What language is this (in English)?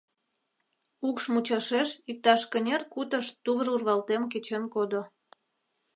Mari